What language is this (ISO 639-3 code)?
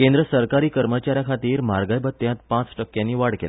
kok